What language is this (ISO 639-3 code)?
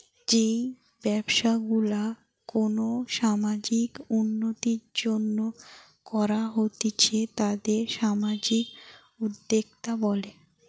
ben